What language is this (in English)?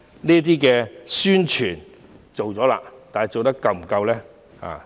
Cantonese